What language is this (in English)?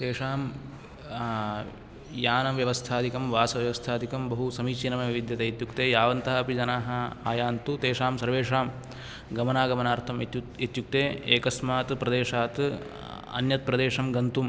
Sanskrit